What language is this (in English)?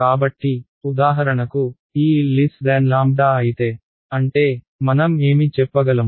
Telugu